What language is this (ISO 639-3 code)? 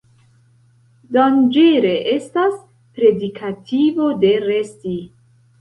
epo